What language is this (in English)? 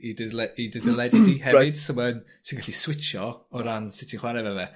Welsh